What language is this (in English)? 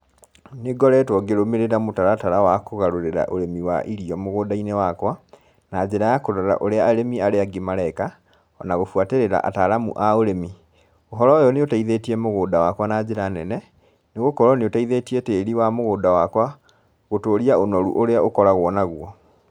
Kikuyu